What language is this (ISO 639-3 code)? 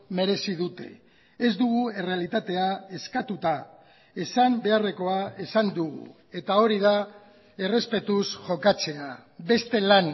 eus